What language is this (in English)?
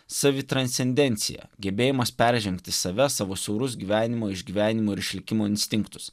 Lithuanian